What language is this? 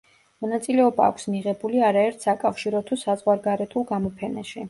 Georgian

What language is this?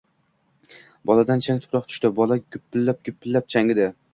Uzbek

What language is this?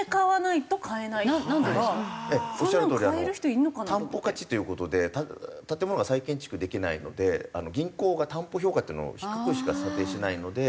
Japanese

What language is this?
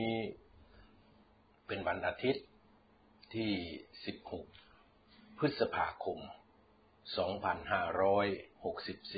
Thai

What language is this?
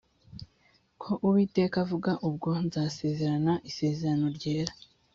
Kinyarwanda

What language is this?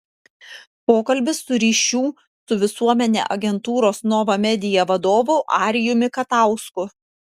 Lithuanian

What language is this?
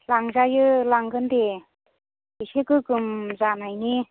Bodo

